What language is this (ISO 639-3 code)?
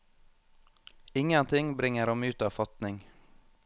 nor